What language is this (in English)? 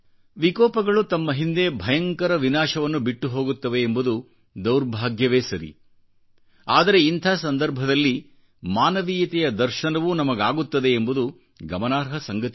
Kannada